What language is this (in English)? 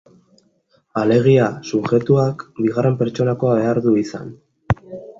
Basque